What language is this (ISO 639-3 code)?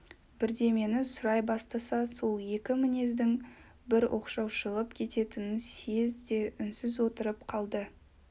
kaz